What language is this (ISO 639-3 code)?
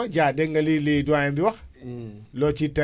wol